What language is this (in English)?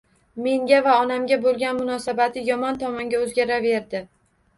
Uzbek